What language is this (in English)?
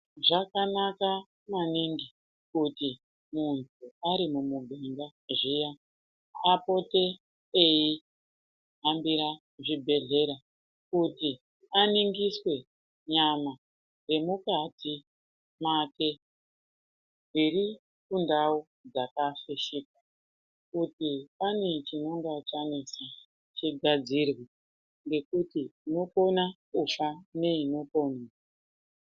Ndau